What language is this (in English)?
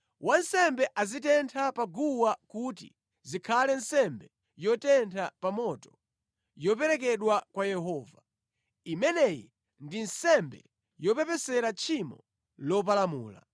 Nyanja